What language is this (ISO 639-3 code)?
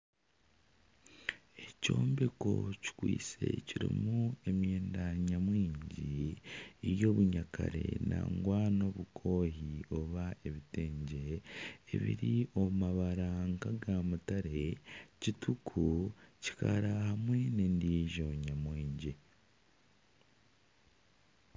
nyn